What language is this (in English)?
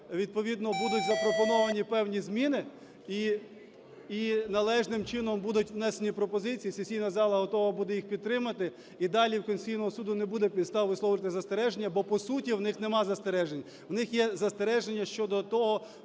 Ukrainian